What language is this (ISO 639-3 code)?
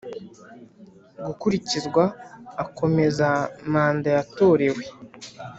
kin